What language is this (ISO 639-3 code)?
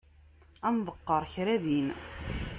kab